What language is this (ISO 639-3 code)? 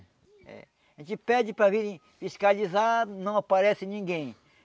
por